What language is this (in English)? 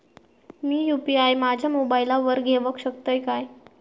Marathi